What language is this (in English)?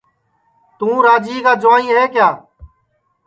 Sansi